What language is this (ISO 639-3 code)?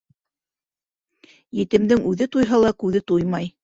bak